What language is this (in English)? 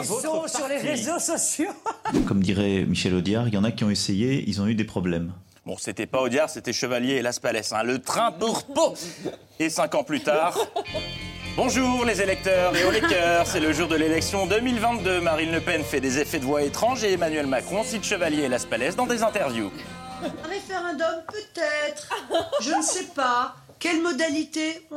French